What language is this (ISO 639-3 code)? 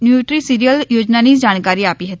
guj